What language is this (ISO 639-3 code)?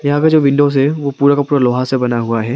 hin